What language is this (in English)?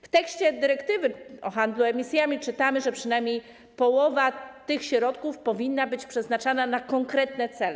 Polish